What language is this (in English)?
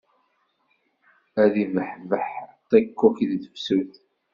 Kabyle